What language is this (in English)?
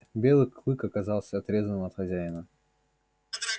Russian